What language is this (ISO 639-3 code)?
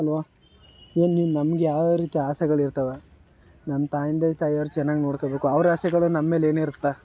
kan